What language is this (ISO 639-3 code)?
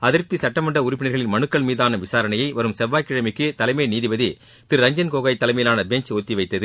tam